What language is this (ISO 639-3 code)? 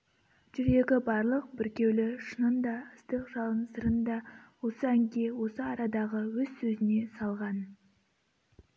kaz